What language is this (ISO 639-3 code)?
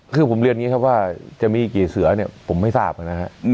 tha